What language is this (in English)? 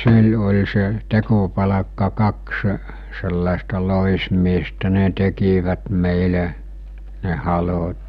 Finnish